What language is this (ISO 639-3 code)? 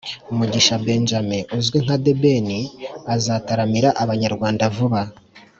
kin